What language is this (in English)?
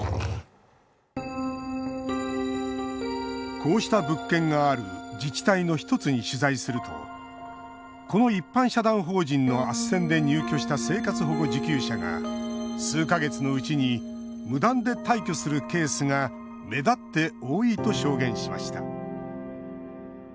Japanese